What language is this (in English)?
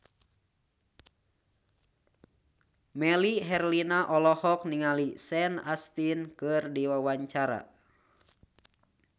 Sundanese